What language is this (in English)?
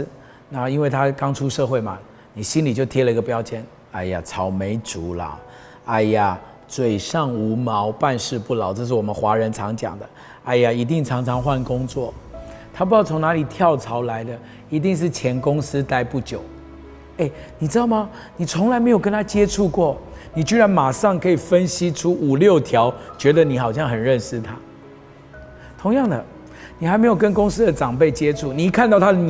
Chinese